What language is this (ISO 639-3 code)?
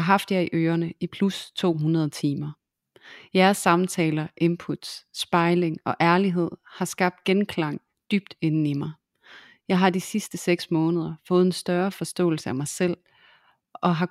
dan